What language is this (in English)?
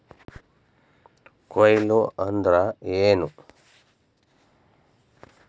Kannada